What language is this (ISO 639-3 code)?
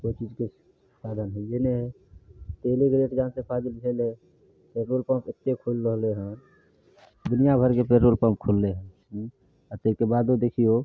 mai